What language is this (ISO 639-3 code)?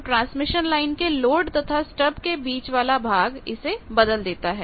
hin